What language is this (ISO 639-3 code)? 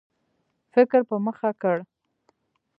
pus